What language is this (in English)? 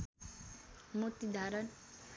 Nepali